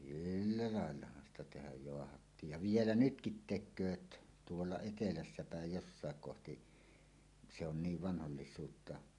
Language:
Finnish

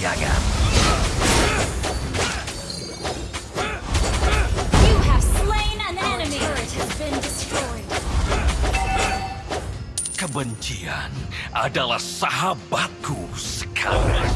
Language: Indonesian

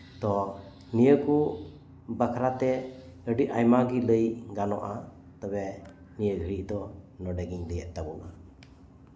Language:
Santali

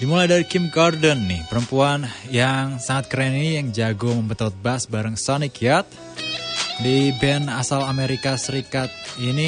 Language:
Indonesian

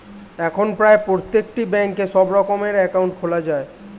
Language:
Bangla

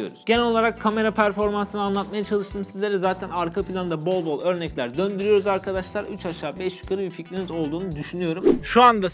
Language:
Turkish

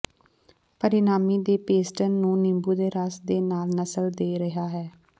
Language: Punjabi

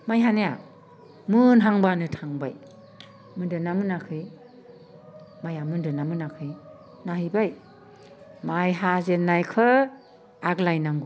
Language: Bodo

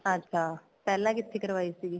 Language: Punjabi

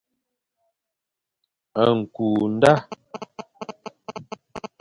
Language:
Fang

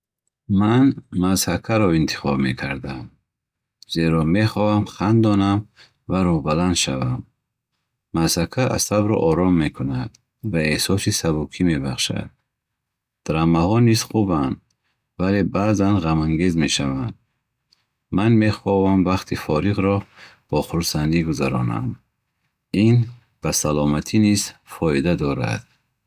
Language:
Bukharic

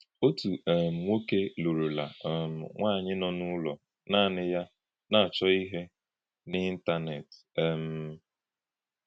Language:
Igbo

